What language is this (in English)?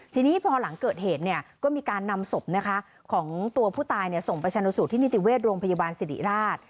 Thai